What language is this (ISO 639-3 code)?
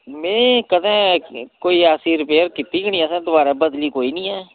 doi